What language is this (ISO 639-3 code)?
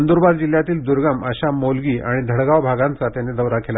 mar